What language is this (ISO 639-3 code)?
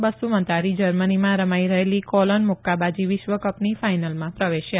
guj